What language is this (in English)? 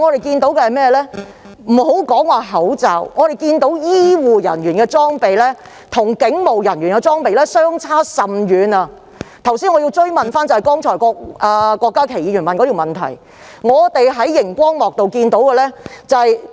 Cantonese